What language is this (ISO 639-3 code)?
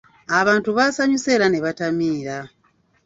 lug